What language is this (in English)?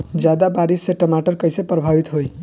Bhojpuri